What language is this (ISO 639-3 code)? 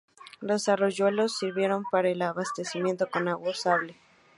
spa